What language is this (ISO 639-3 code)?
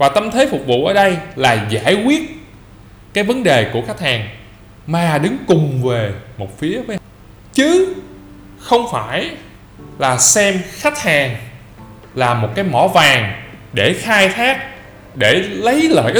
vie